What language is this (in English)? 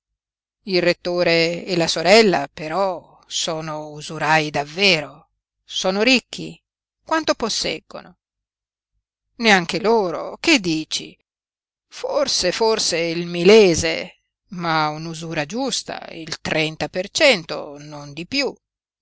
Italian